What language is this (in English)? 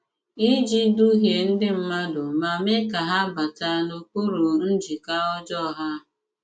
Igbo